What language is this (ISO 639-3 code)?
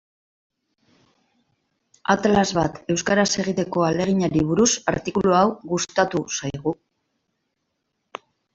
eus